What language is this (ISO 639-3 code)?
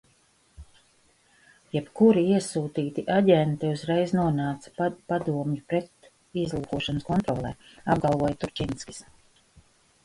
lav